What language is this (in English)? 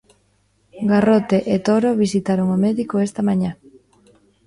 Galician